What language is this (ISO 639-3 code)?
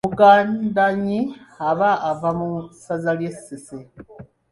lug